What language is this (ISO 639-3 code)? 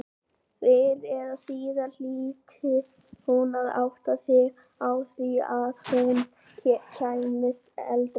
isl